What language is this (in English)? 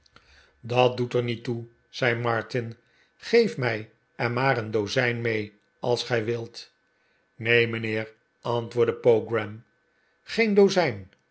Dutch